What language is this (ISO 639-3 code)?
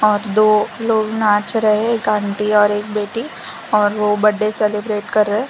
hin